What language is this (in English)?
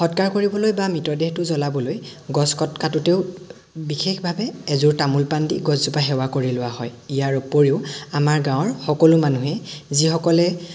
Assamese